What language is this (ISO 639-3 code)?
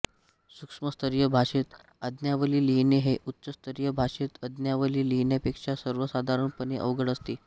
mar